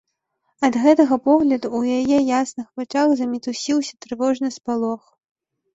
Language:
Belarusian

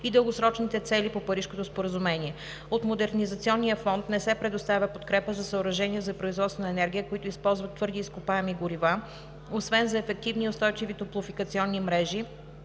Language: Bulgarian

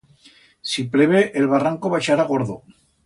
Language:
Aragonese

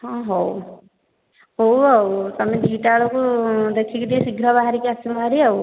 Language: Odia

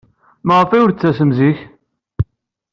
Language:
Kabyle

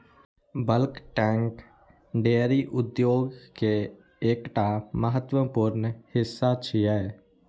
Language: Maithili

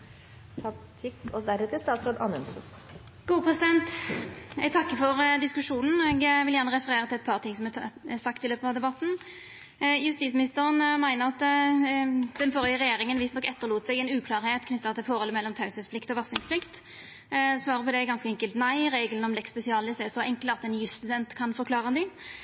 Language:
Norwegian Nynorsk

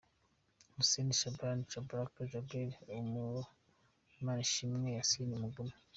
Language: Kinyarwanda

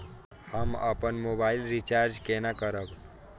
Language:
Maithili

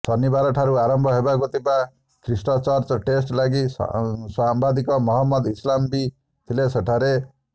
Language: Odia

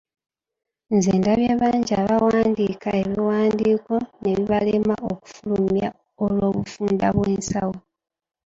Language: Ganda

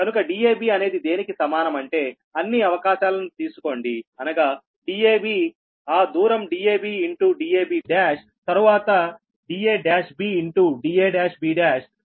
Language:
Telugu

